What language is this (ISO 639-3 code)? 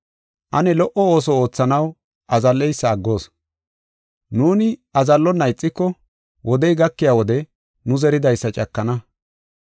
gof